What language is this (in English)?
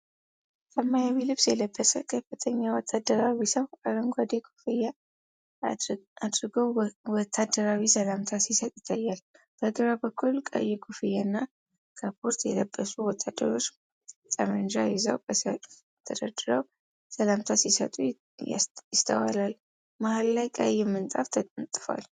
Amharic